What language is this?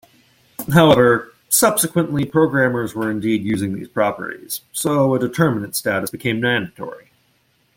English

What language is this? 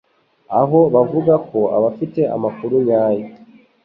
Kinyarwanda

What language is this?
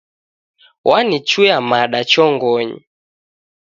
Taita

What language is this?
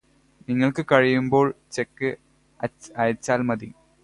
Malayalam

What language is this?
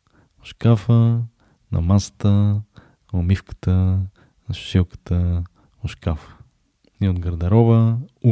Bulgarian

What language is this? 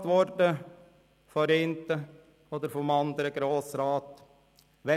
Swiss German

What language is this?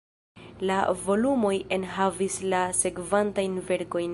Esperanto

